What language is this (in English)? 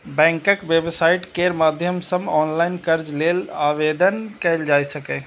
Maithili